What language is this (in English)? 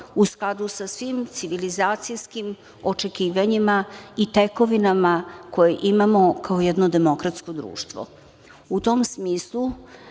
Serbian